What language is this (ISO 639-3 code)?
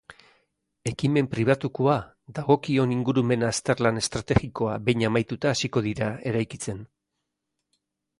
eus